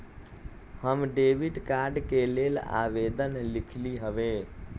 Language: Magahi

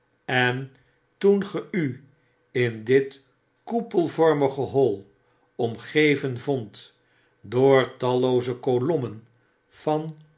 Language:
Dutch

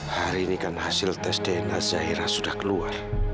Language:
Indonesian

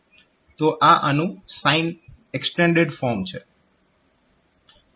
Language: Gujarati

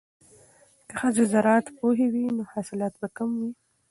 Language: Pashto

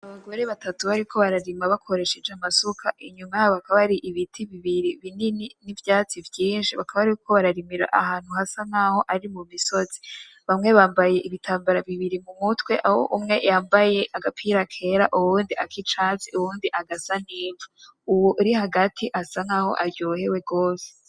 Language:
Rundi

